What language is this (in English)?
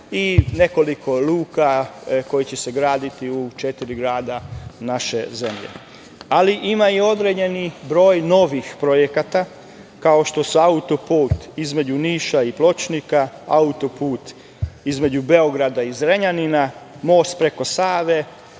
Serbian